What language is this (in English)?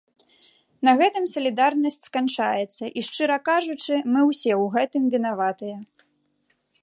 Belarusian